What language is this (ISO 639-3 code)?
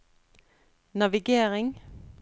nor